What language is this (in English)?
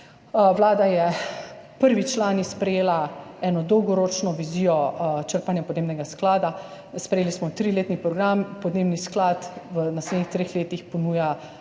Slovenian